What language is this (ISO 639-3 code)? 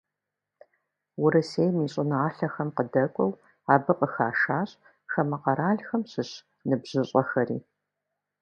kbd